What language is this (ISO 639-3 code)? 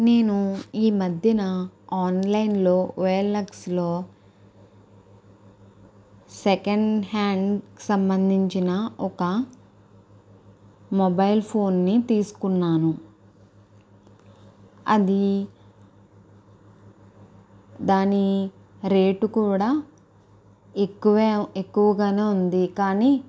tel